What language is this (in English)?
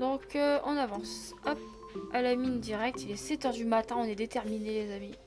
French